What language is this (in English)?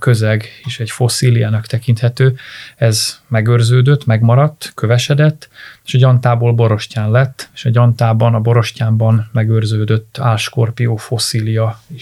Hungarian